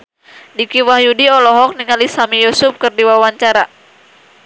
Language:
Sundanese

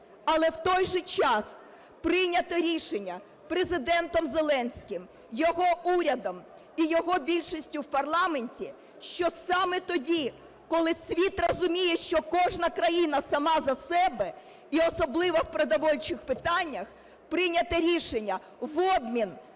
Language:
Ukrainian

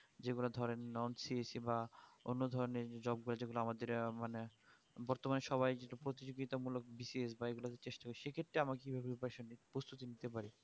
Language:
Bangla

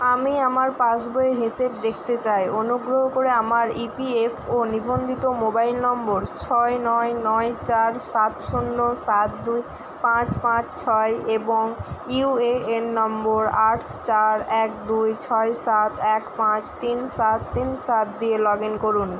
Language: Bangla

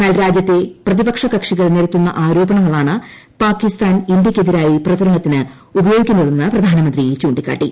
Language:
Malayalam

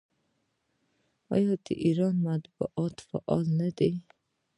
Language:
Pashto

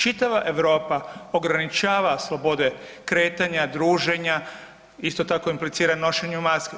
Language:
Croatian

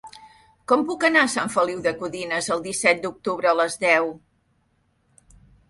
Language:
Catalan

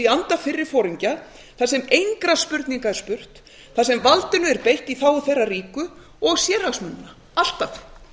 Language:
Icelandic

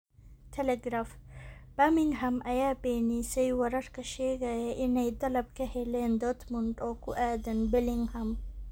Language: Somali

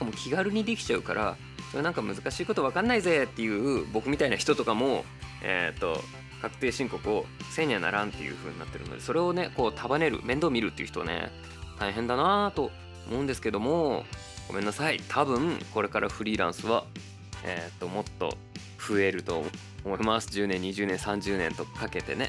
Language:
Japanese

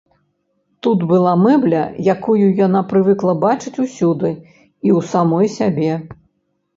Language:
Belarusian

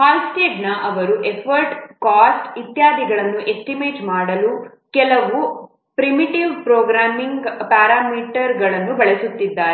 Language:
Kannada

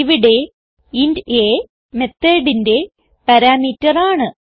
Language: Malayalam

